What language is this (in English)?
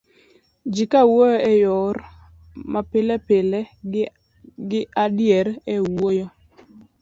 Luo (Kenya and Tanzania)